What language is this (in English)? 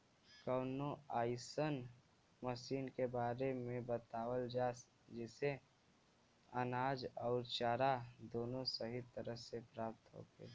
Bhojpuri